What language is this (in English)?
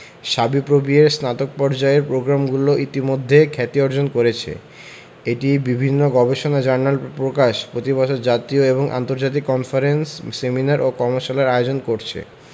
Bangla